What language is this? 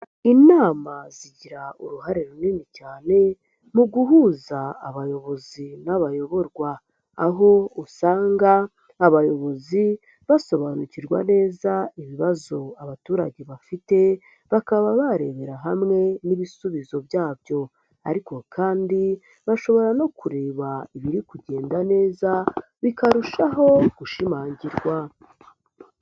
Kinyarwanda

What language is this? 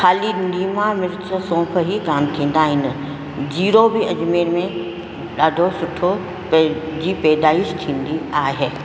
Sindhi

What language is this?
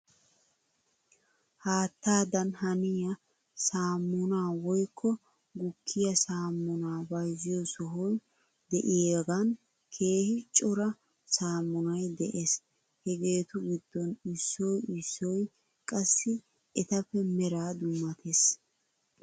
Wolaytta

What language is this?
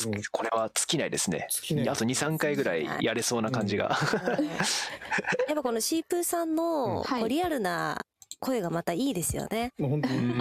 Japanese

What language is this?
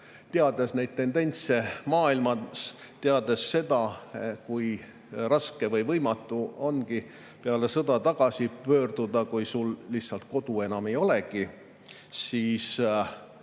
Estonian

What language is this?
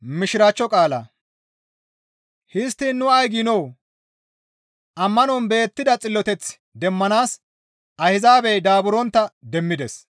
Gamo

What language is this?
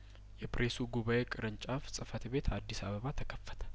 Amharic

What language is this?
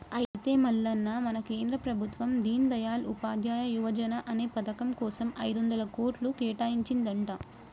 Telugu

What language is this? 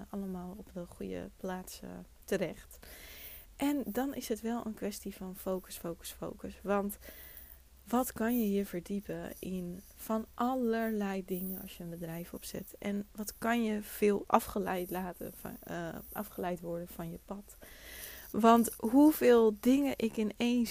Dutch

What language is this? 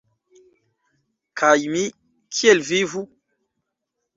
Esperanto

